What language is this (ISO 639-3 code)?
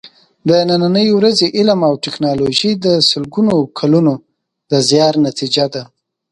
pus